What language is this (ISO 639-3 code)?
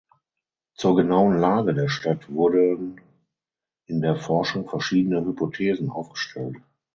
deu